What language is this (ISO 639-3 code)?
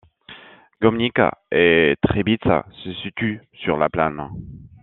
fra